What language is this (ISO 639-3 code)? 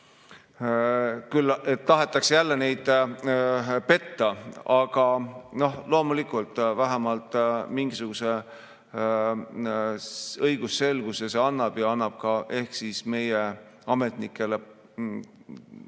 est